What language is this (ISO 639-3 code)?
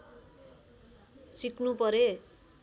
nep